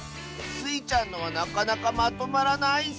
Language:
Japanese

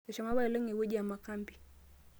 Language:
Masai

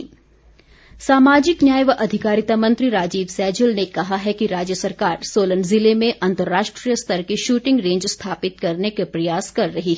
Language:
Hindi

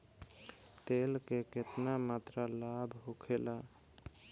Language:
Bhojpuri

